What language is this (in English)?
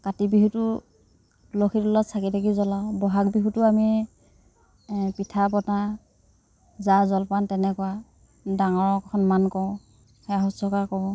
Assamese